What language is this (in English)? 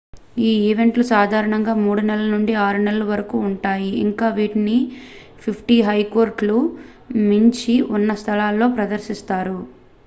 Telugu